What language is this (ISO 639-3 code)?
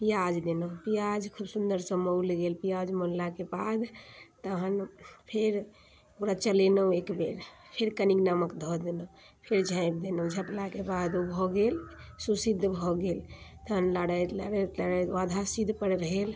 mai